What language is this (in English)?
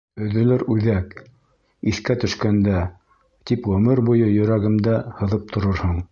Bashkir